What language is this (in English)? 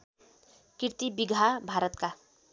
Nepali